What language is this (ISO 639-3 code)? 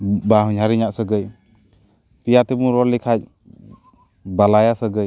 sat